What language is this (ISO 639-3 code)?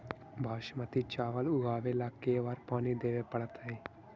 mag